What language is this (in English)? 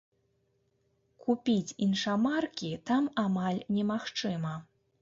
Belarusian